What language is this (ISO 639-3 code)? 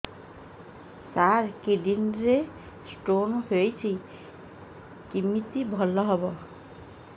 ori